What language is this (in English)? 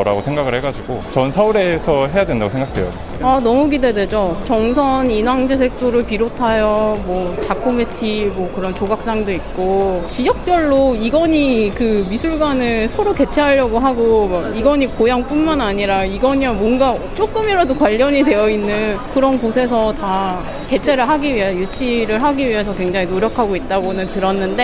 Korean